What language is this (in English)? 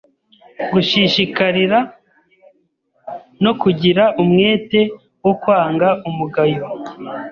Kinyarwanda